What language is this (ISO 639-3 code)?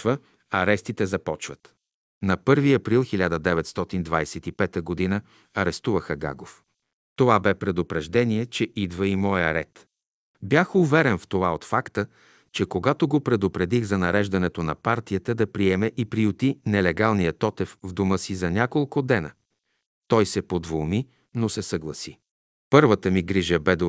bul